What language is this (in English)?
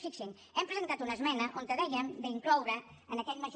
Catalan